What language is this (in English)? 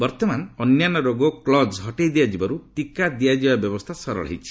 Odia